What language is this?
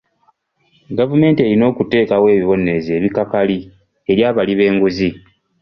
Ganda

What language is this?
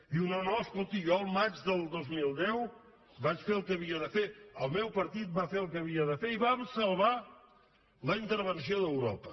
Catalan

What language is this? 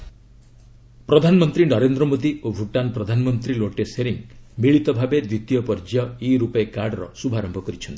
Odia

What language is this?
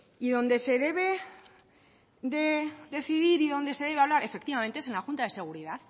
Spanish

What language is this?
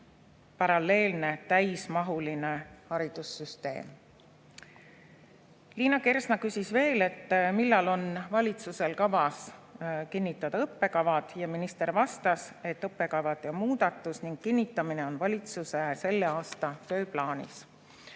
Estonian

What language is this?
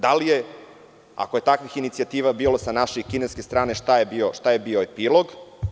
Serbian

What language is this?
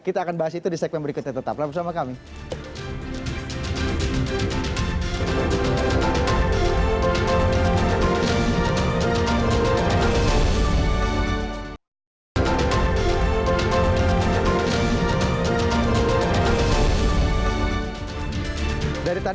Indonesian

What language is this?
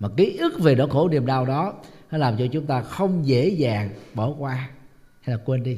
Vietnamese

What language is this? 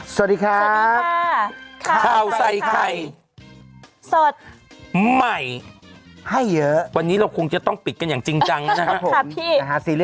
Thai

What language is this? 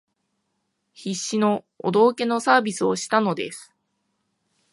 Japanese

